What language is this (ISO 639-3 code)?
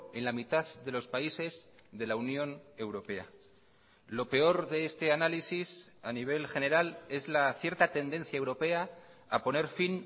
spa